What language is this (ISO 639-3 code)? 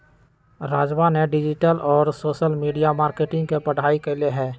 mag